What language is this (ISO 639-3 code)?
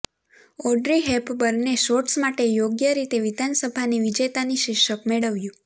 guj